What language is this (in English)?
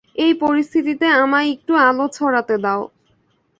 Bangla